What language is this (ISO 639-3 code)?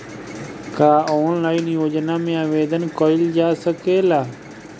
bho